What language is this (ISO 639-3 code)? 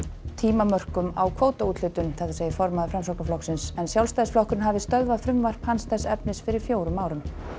isl